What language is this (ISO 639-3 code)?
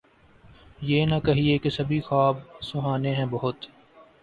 urd